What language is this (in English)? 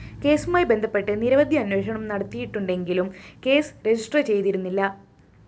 Malayalam